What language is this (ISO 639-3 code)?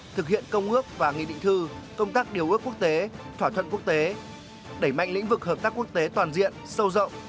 vie